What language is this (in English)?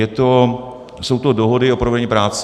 Czech